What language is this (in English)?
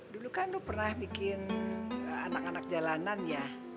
Indonesian